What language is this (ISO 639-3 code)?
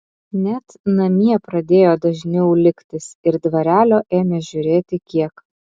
lit